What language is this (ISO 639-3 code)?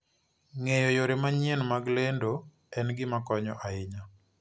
luo